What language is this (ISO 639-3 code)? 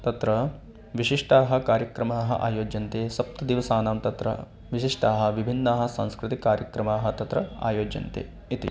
san